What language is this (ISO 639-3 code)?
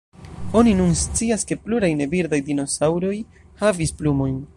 epo